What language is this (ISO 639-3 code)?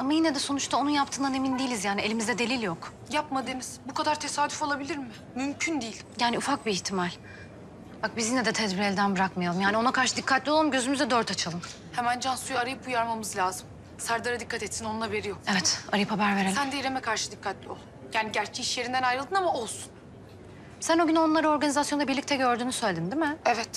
tur